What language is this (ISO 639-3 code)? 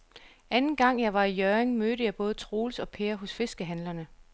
dan